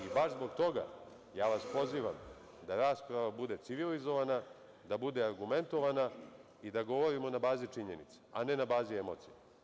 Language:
Serbian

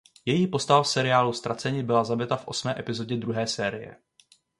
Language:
Czech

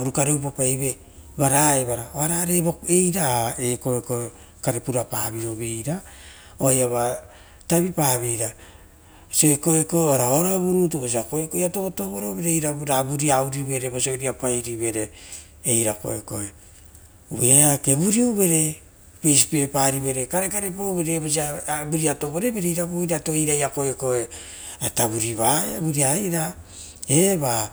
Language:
Rotokas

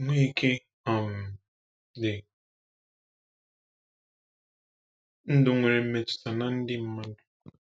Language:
Igbo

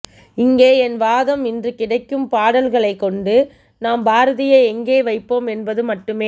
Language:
Tamil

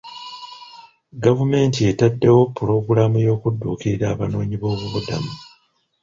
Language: Ganda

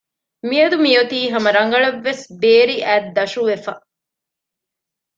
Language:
Divehi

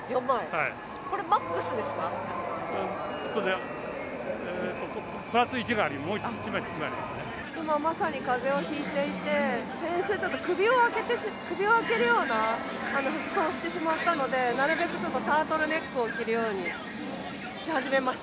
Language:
Japanese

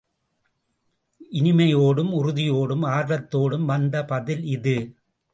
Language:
Tamil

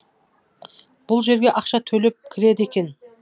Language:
Kazakh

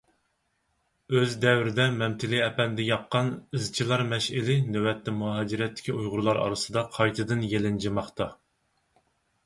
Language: Uyghur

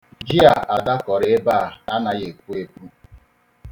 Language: Igbo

